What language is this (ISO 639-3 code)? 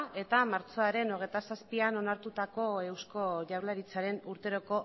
eus